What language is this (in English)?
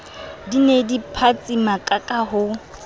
Southern Sotho